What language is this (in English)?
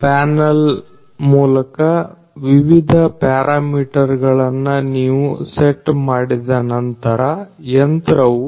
Kannada